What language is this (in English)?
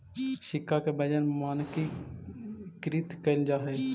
Magahi